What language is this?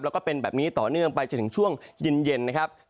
Thai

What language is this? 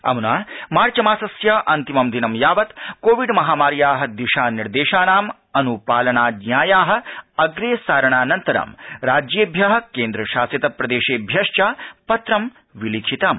Sanskrit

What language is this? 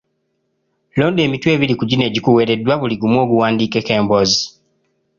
Ganda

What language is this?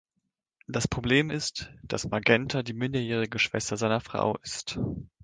German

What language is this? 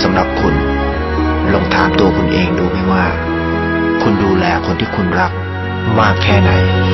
Thai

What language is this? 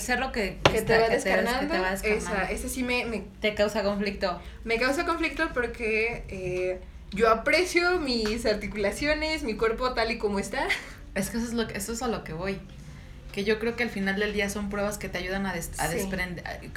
Spanish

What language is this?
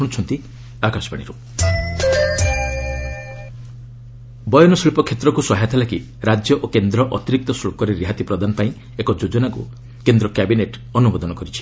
Odia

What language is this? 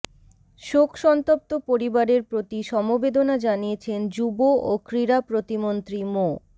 Bangla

